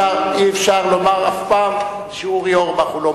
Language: Hebrew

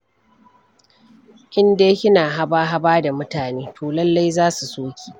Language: Hausa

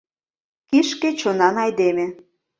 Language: Mari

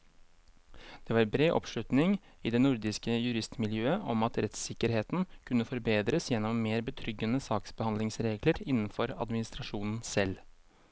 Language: Norwegian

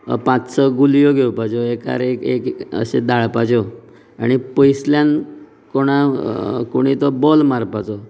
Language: Konkani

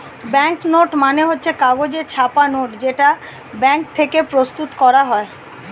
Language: Bangla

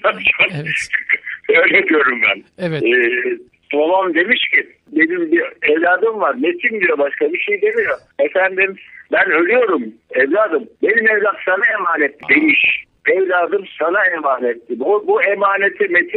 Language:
Turkish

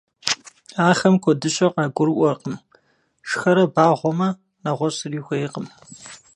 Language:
Kabardian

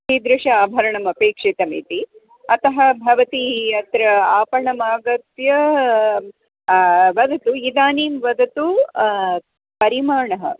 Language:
Sanskrit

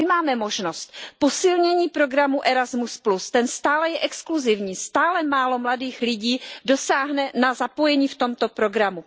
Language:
Czech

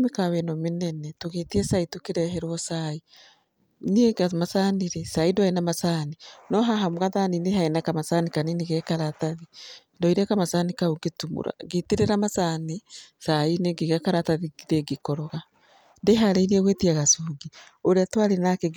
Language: Kikuyu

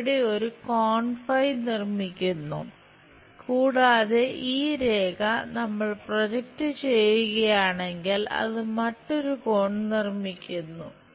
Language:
Malayalam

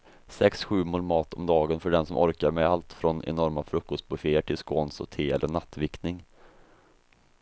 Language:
Swedish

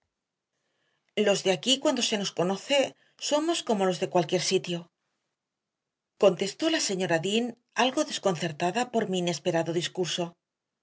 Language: Spanish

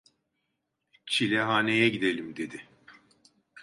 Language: Turkish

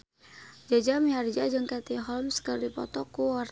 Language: Sundanese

